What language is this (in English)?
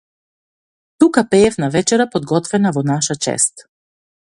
Macedonian